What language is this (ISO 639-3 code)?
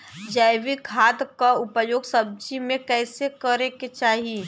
bho